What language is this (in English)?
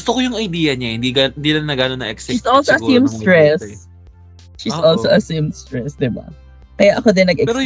Filipino